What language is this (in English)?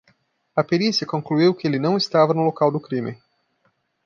Portuguese